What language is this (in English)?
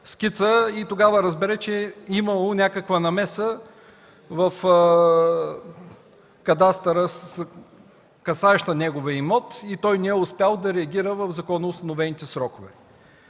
Bulgarian